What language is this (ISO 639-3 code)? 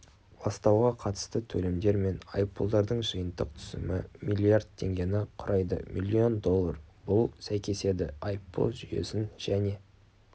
kaz